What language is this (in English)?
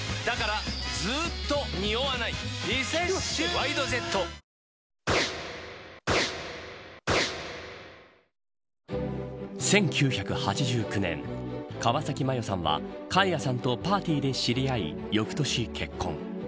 Japanese